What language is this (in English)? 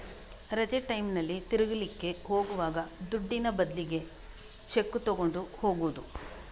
Kannada